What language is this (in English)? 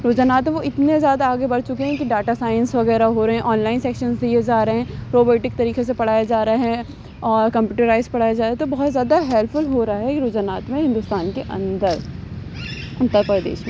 Urdu